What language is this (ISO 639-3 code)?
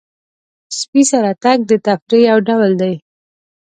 pus